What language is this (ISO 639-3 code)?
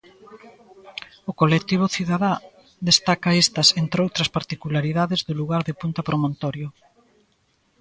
glg